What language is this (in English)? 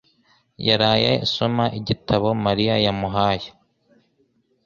Kinyarwanda